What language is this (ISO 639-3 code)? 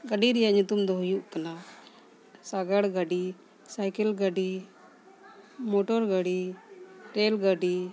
sat